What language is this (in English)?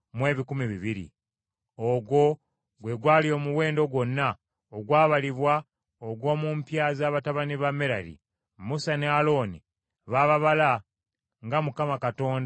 Ganda